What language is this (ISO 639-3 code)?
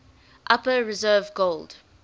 eng